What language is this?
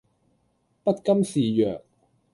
Cantonese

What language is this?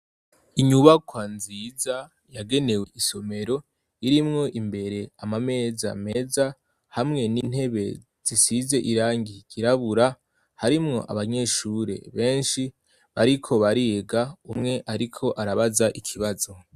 Rundi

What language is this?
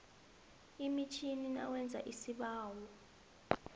South Ndebele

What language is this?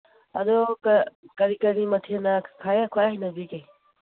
Manipuri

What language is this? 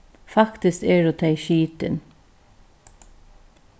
Faroese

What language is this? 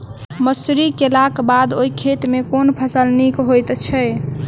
Maithili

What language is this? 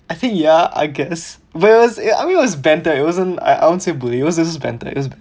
English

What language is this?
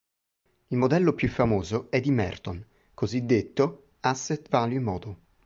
Italian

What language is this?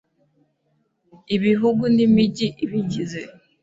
Kinyarwanda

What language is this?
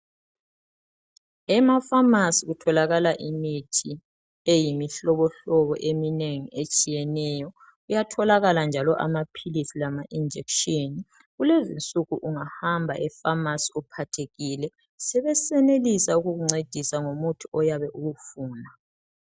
North Ndebele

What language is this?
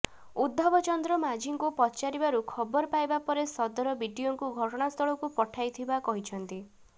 Odia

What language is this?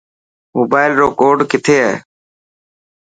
Dhatki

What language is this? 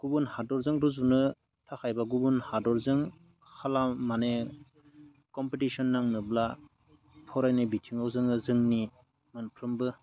Bodo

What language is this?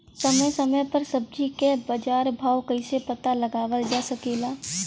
Bhojpuri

